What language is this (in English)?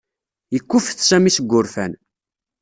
Kabyle